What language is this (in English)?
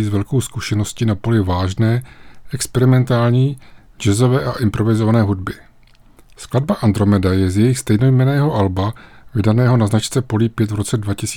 Czech